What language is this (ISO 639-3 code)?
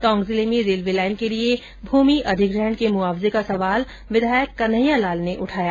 hin